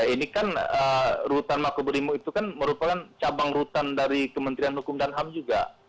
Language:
Indonesian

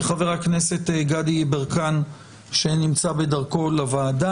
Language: Hebrew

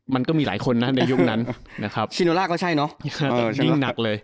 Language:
Thai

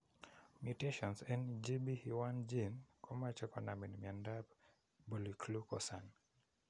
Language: Kalenjin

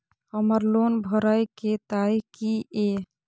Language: Maithili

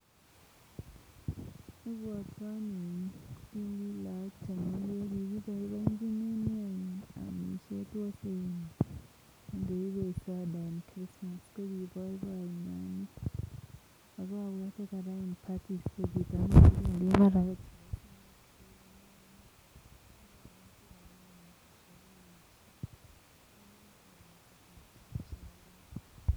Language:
Kalenjin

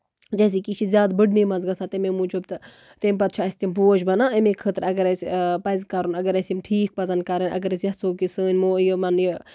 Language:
Kashmiri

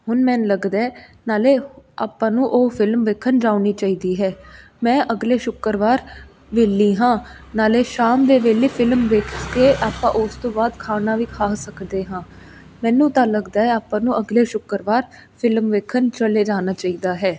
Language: Punjabi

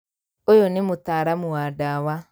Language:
Kikuyu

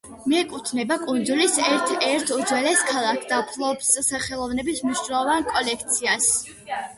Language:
Georgian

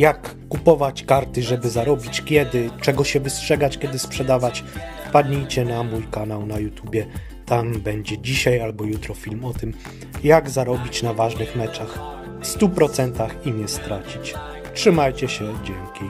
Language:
Polish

